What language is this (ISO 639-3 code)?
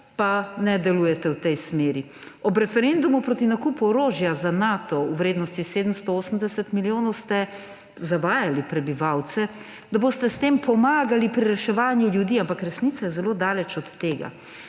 slv